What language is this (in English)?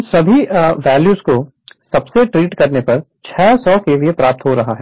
Hindi